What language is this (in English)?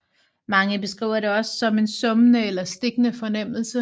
Danish